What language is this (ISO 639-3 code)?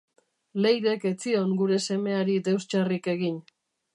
eus